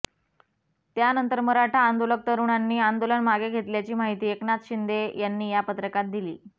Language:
Marathi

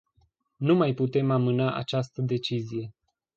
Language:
Romanian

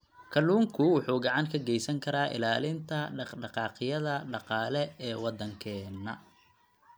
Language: Somali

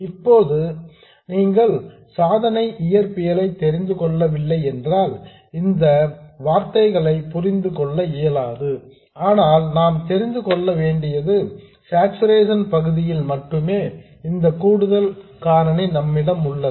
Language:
Tamil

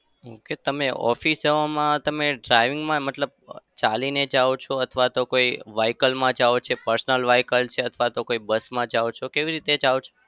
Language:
Gujarati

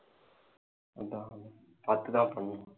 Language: Tamil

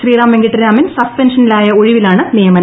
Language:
Malayalam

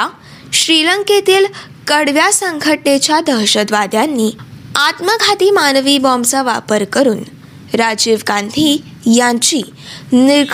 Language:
Marathi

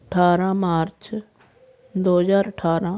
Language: Punjabi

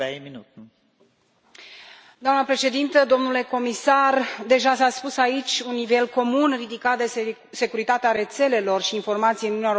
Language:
Romanian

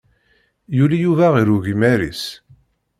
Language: Kabyle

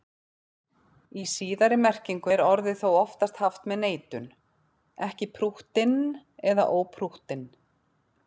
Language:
Icelandic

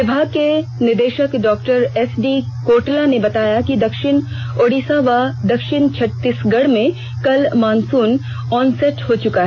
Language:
Hindi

